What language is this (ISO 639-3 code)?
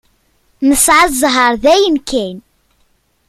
kab